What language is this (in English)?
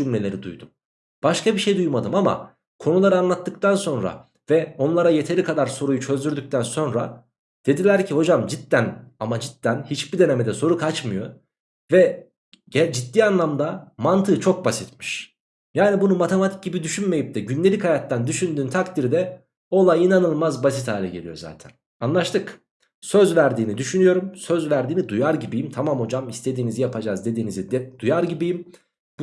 Turkish